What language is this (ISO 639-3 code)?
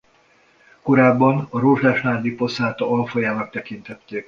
hun